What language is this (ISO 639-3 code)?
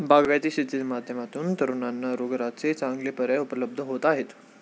mar